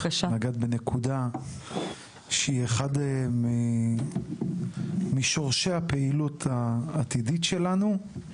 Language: Hebrew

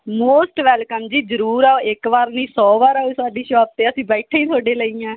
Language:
Punjabi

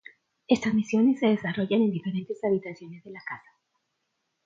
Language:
Spanish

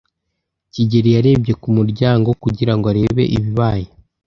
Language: Kinyarwanda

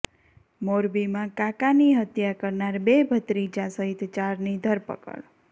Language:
Gujarati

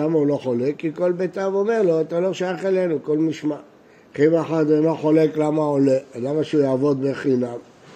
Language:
Hebrew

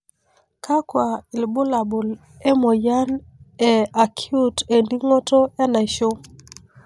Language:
Masai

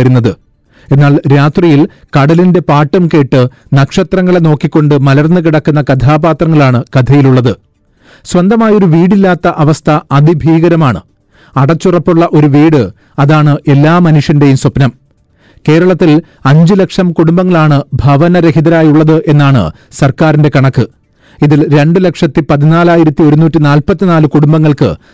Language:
Malayalam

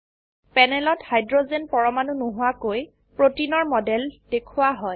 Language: Assamese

